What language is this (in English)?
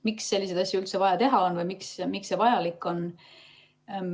Estonian